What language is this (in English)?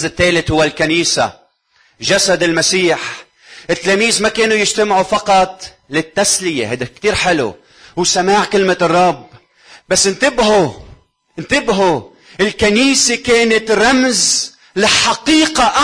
Arabic